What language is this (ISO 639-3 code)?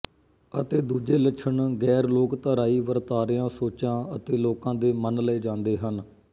pan